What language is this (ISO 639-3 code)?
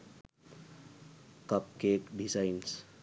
sin